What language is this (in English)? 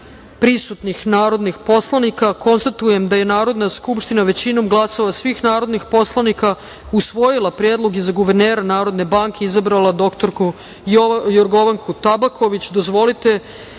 Serbian